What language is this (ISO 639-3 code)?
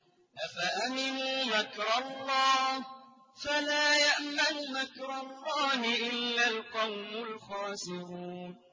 ara